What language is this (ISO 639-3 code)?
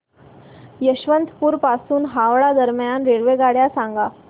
mar